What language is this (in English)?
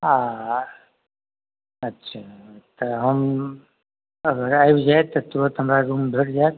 Maithili